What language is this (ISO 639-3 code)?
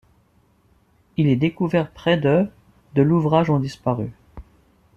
fra